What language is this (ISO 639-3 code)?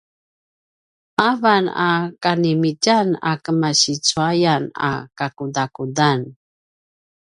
pwn